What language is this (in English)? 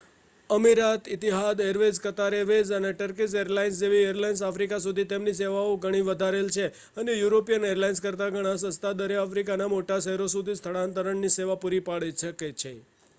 Gujarati